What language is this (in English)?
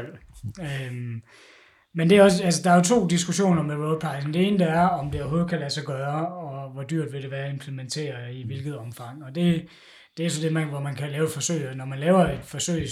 Danish